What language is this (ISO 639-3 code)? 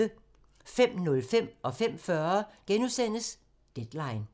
dan